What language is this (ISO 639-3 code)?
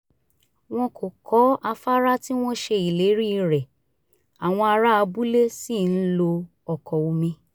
yor